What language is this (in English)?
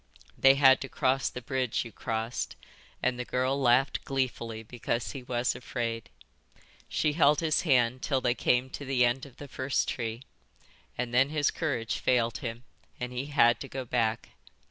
English